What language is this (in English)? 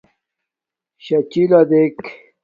Domaaki